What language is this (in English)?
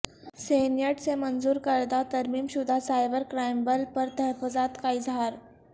Urdu